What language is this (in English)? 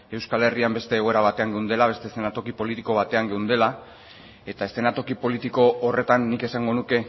Basque